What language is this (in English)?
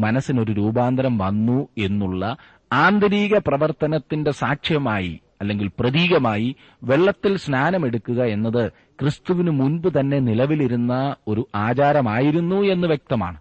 Malayalam